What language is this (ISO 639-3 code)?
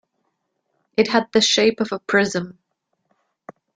eng